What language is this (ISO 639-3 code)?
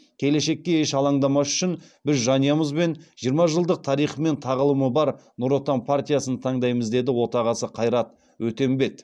kaz